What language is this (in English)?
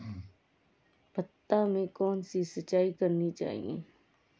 Hindi